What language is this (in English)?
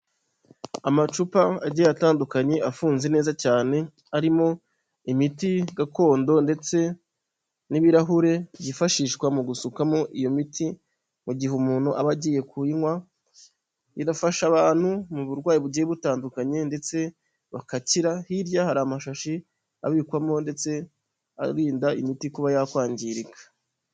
Kinyarwanda